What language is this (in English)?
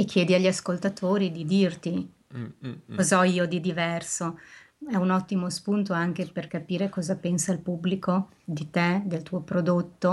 Italian